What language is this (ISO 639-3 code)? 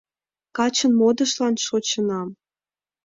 chm